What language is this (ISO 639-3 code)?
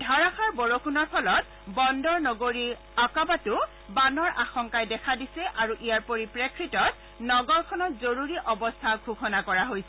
asm